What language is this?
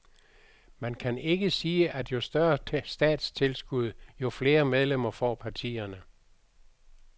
Danish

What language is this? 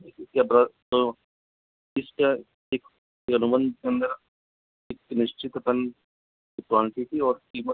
Hindi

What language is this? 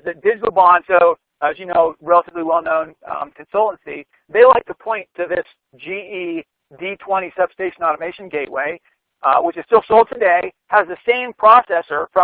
English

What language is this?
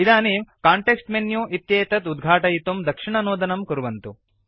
Sanskrit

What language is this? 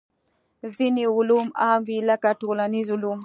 Pashto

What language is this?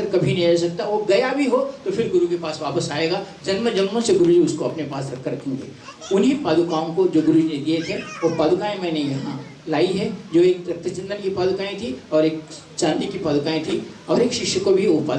Hindi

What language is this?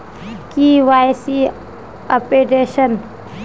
Magahi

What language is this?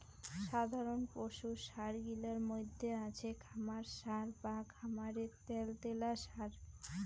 Bangla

